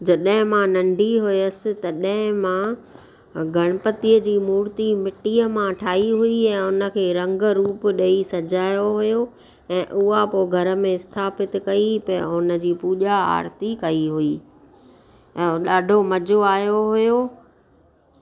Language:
Sindhi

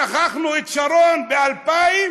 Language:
Hebrew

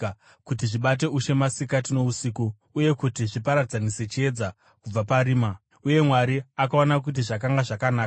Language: Shona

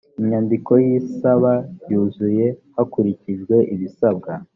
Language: Kinyarwanda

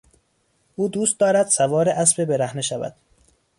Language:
Persian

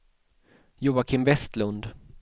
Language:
Swedish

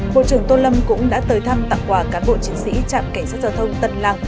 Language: Vietnamese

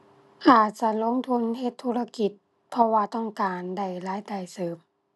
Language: Thai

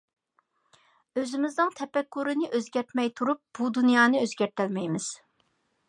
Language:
Uyghur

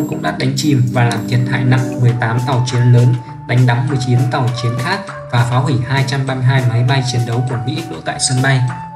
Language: Vietnamese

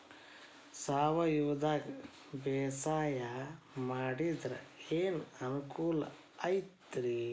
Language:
Kannada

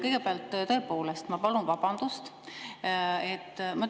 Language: Estonian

